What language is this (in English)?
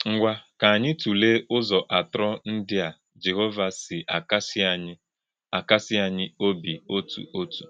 Igbo